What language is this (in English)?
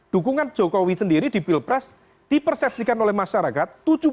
Indonesian